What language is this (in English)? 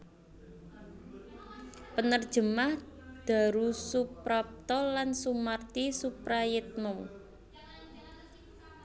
Javanese